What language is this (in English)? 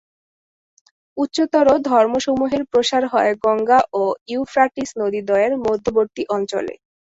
Bangla